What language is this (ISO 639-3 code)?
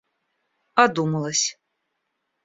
rus